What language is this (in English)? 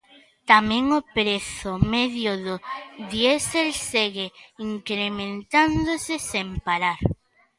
Galician